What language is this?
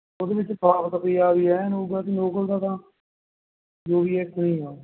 Punjabi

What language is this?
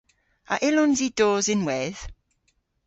Cornish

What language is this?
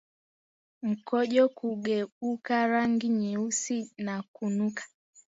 Swahili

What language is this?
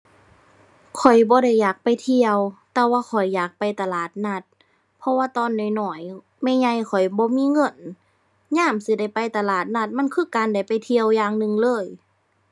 Thai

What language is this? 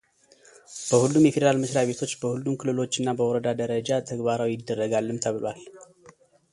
Amharic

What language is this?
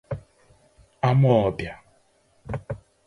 Igbo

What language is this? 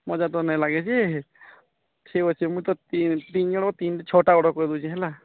Odia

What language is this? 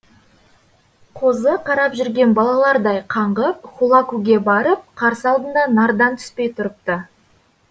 Kazakh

